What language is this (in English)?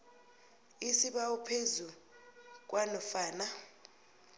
South Ndebele